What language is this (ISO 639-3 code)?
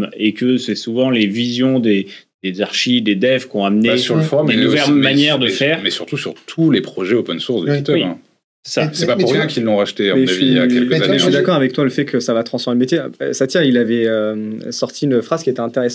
fra